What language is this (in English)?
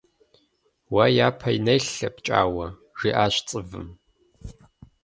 Kabardian